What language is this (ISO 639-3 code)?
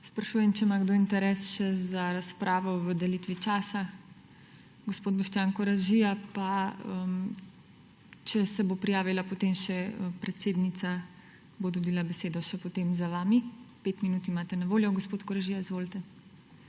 slv